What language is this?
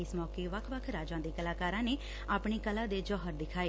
Punjabi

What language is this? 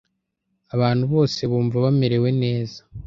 Kinyarwanda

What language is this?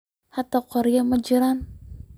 Somali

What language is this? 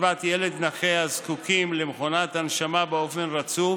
Hebrew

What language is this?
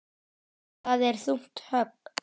Icelandic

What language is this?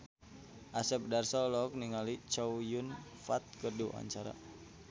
Sundanese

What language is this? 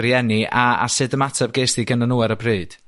Welsh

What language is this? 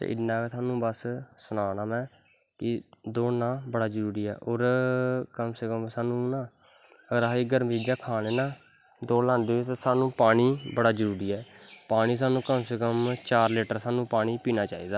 Dogri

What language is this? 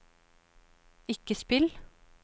Norwegian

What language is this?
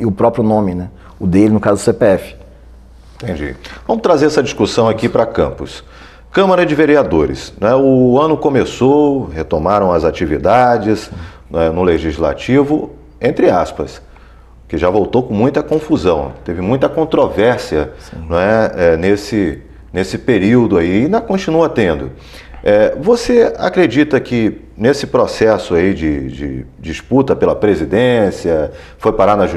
Portuguese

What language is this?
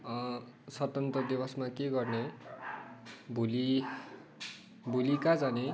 Nepali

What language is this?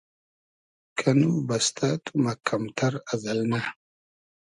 Hazaragi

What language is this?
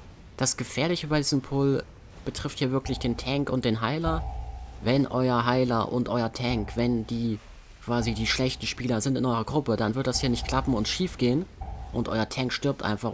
German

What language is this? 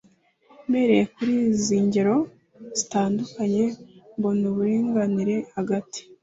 Kinyarwanda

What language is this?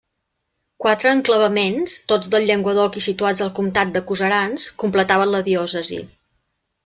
Catalan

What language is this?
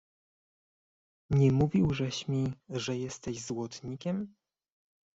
Polish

